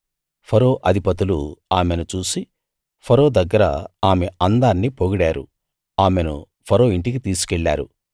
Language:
Telugu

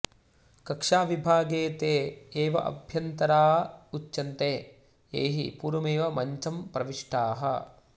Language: Sanskrit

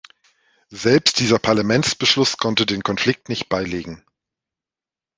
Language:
German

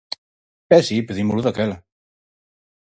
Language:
Galician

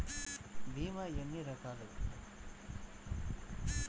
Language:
Telugu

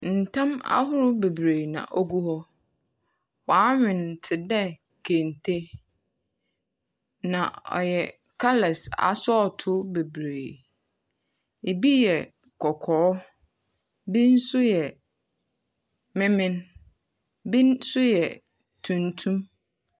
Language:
Akan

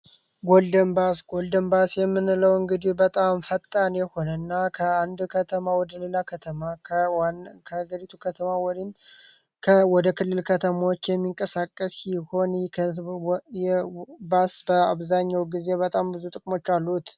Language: Amharic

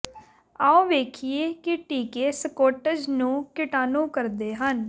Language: Punjabi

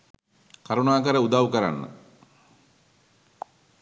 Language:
Sinhala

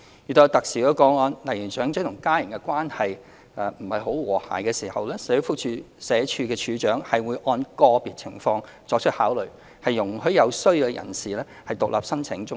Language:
Cantonese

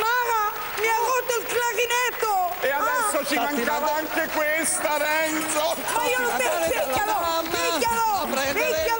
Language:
Italian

